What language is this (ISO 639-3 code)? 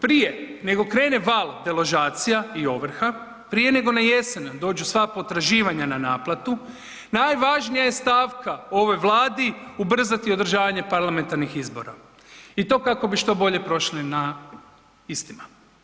hrv